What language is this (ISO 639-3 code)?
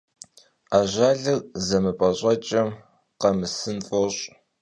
kbd